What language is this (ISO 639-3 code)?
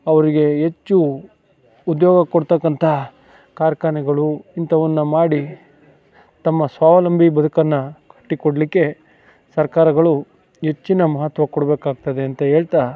kan